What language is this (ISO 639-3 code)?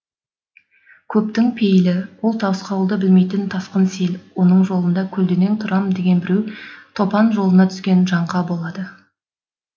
kaz